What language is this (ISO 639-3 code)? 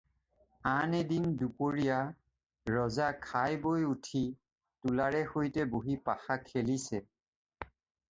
asm